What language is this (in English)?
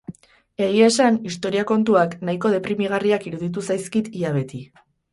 Basque